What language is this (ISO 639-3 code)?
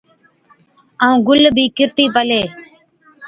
odk